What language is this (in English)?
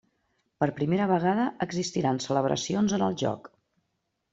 Catalan